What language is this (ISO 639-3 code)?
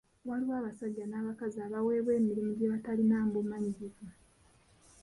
lug